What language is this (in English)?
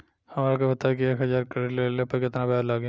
Bhojpuri